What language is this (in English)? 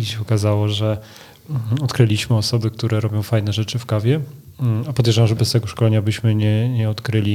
Polish